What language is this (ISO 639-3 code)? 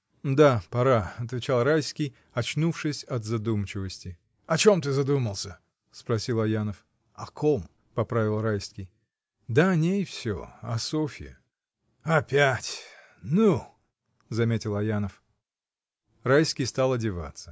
rus